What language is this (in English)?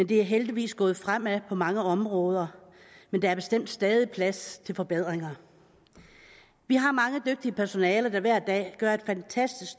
Danish